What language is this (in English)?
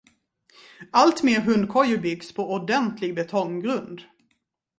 Swedish